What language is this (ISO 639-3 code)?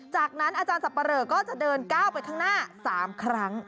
tha